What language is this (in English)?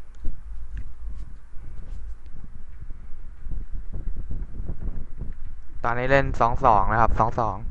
Thai